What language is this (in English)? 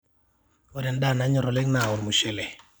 Masai